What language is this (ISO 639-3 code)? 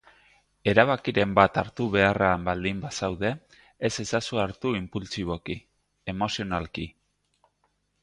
eus